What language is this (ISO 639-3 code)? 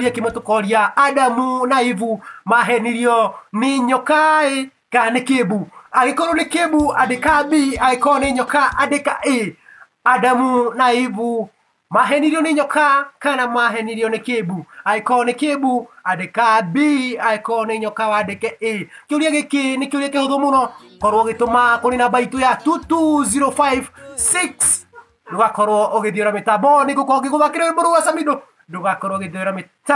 ita